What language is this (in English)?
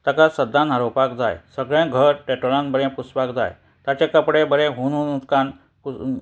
Konkani